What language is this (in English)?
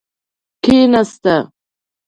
Pashto